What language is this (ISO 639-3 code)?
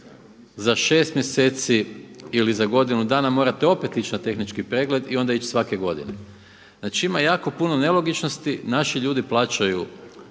hrv